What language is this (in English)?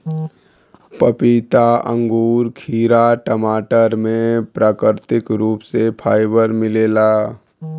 Bhojpuri